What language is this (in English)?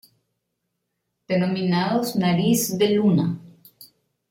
Spanish